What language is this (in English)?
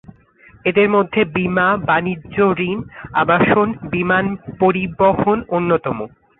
Bangla